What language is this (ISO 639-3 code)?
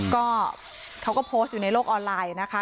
tha